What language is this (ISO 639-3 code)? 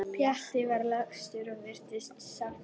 isl